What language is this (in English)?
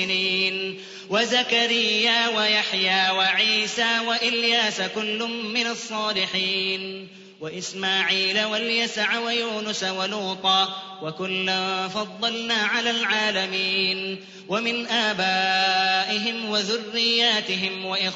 Arabic